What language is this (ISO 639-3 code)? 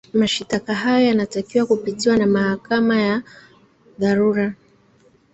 swa